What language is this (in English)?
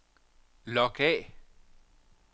Danish